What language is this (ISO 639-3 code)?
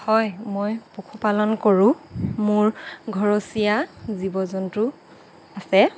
asm